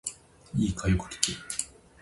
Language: Japanese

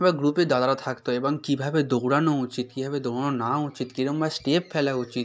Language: Bangla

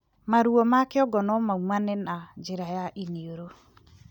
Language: Kikuyu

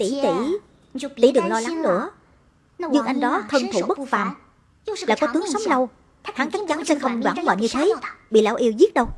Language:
Vietnamese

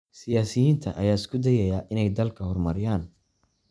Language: Somali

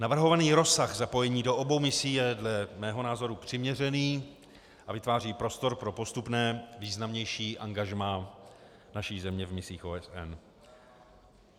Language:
Czech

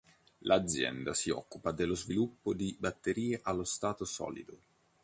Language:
Italian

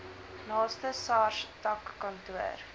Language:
Afrikaans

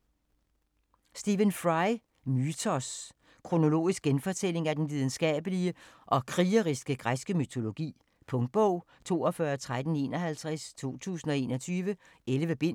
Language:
Danish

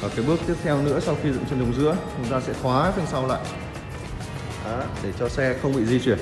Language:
Vietnamese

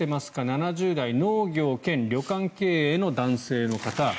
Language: Japanese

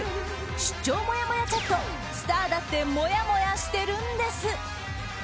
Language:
Japanese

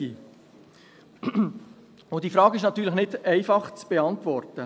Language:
Swiss German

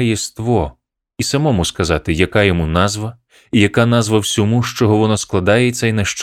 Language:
Ukrainian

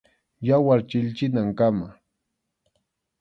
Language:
Arequipa-La Unión Quechua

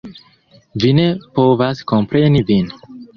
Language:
Esperanto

